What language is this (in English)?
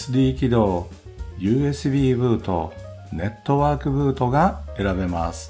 Japanese